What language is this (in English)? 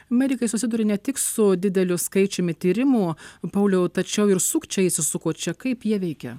Lithuanian